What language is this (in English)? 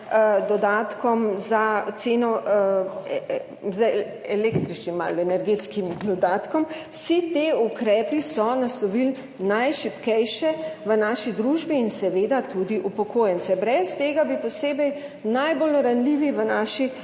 Slovenian